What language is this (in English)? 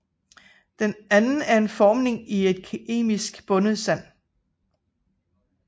Danish